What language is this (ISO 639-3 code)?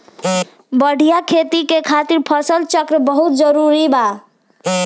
bho